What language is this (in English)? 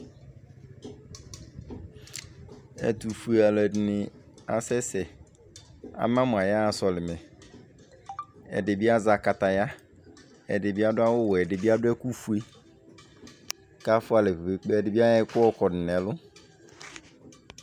Ikposo